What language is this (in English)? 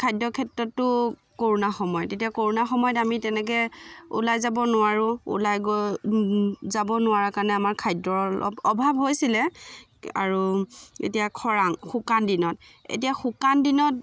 Assamese